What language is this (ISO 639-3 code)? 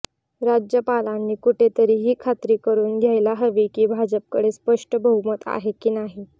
mar